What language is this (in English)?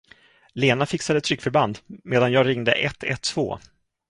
Swedish